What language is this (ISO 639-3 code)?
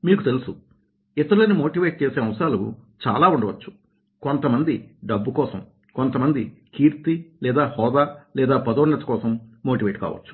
tel